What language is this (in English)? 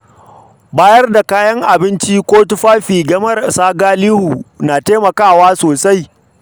Hausa